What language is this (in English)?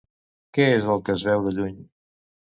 Catalan